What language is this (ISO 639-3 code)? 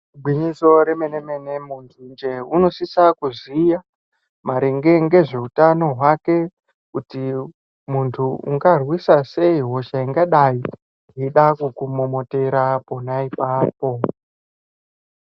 ndc